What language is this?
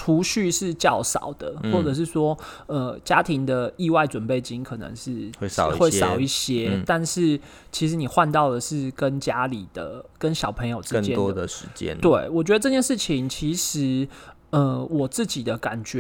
Chinese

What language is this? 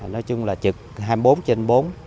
Vietnamese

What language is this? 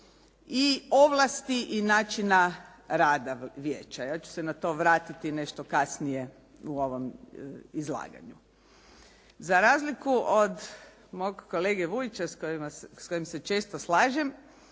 Croatian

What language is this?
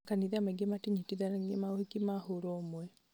Kikuyu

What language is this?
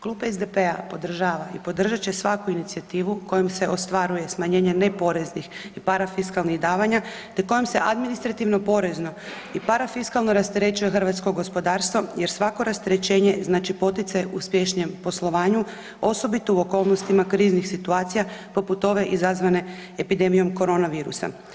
Croatian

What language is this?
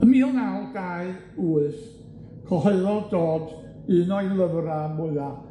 Welsh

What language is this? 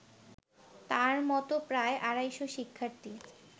Bangla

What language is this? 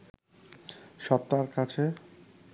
Bangla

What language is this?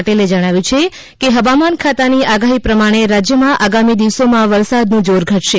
Gujarati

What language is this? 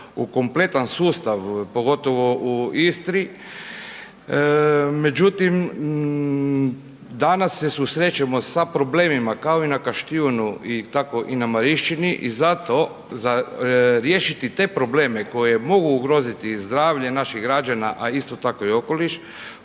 Croatian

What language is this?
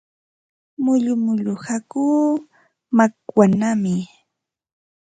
Ambo-Pasco Quechua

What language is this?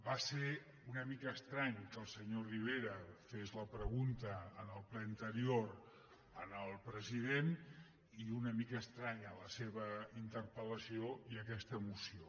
Catalan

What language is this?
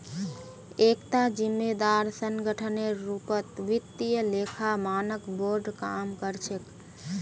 Magahi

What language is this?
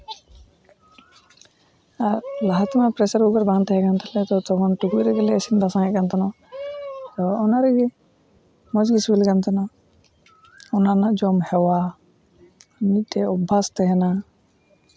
Santali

